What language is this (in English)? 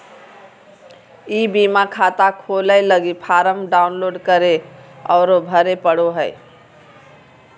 Magahi